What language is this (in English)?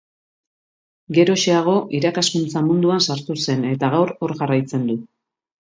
Basque